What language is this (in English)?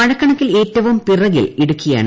Malayalam